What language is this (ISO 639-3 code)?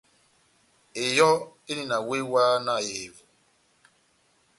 bnm